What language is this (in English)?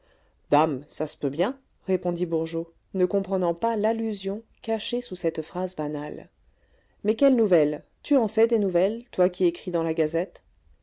French